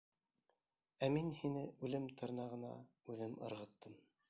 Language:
Bashkir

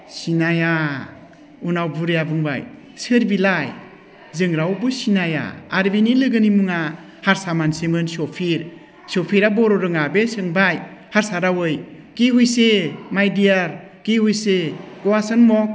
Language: Bodo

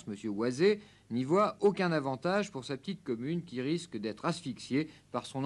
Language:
French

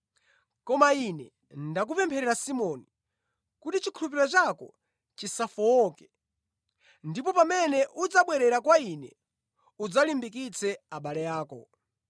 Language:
Nyanja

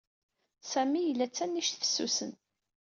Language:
Kabyle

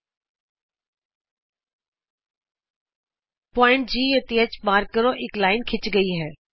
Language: Punjabi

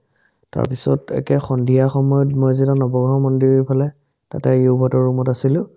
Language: Assamese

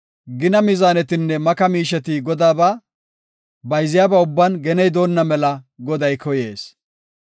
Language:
Gofa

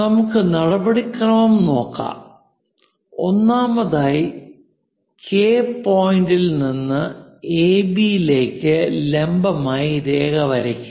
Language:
Malayalam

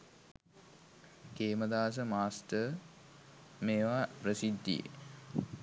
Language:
Sinhala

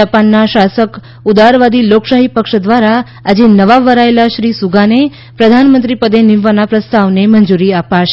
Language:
Gujarati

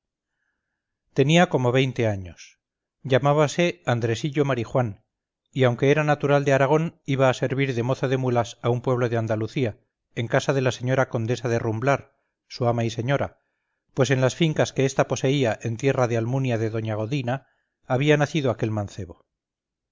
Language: Spanish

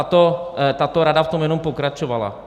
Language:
Czech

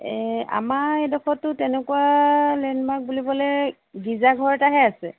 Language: Assamese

